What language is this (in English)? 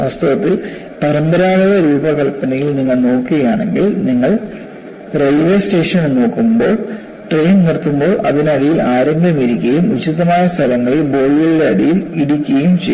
Malayalam